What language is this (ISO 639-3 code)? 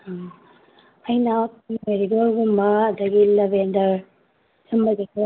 mni